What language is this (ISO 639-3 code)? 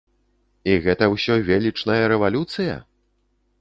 bel